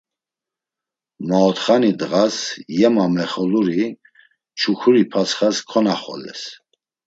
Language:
Laz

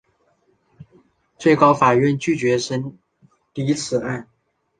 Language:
Chinese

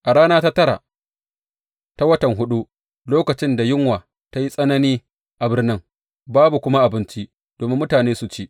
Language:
Hausa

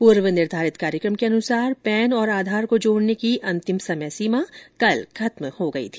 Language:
Hindi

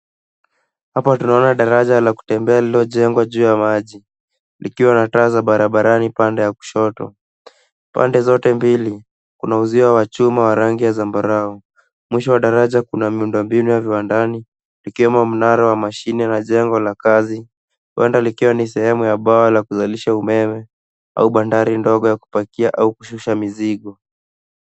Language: Swahili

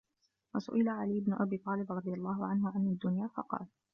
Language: Arabic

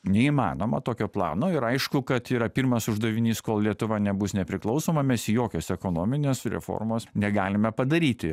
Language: Lithuanian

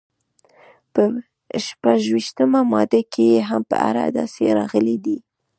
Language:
Pashto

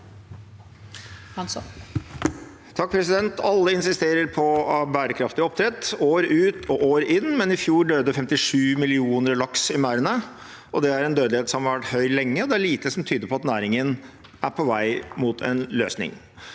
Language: Norwegian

